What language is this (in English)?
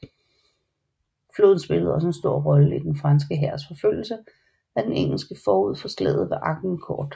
Danish